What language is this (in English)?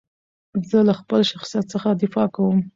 Pashto